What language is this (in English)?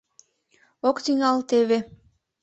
Mari